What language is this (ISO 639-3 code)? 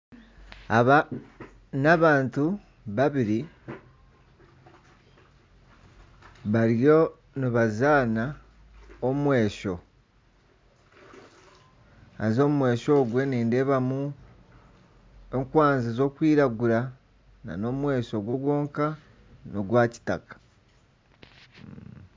nyn